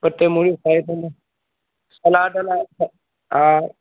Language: Sindhi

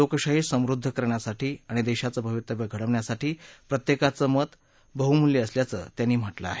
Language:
Marathi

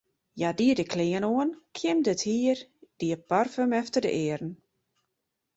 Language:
Western Frisian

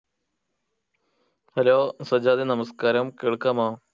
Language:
Malayalam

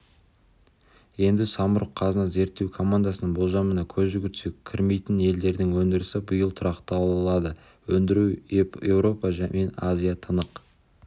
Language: Kazakh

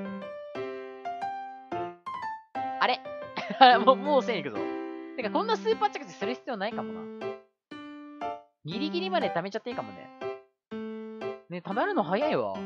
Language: Japanese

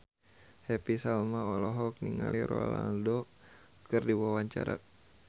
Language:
Sundanese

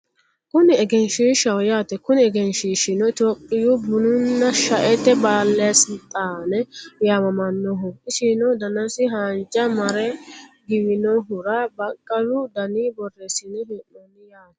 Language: Sidamo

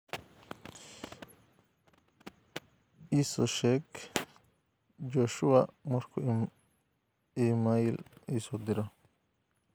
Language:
Somali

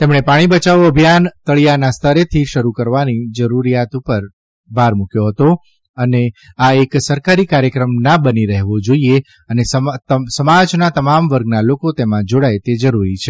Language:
Gujarati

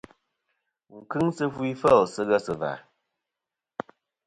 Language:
Kom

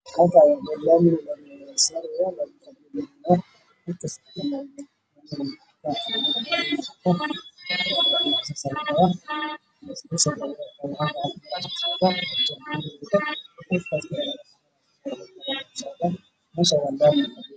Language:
Somali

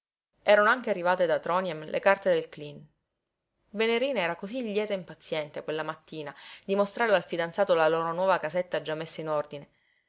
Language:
Italian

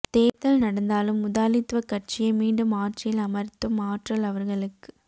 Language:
Tamil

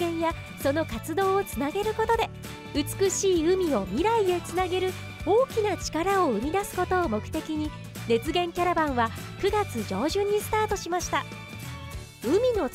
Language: Japanese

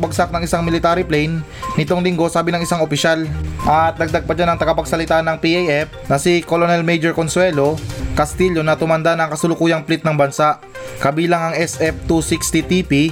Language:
Filipino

